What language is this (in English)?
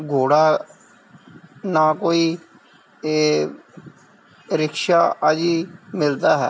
Punjabi